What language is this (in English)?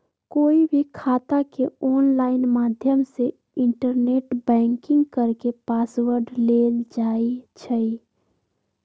Magahi